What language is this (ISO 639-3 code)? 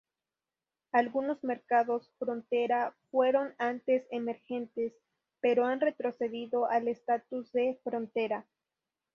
spa